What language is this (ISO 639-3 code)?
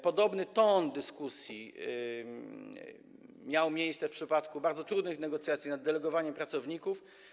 pol